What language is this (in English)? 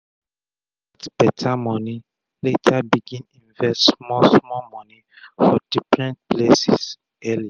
Nigerian Pidgin